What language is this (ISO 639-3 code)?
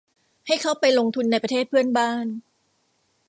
tha